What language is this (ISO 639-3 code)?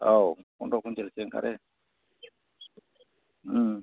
brx